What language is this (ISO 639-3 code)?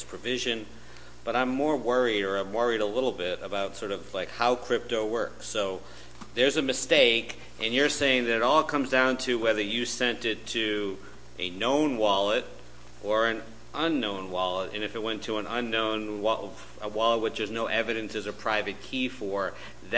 eng